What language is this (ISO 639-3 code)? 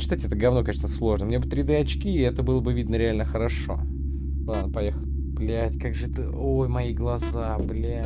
rus